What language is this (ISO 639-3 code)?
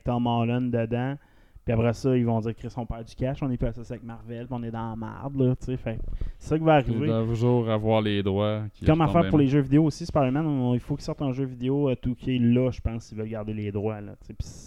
fra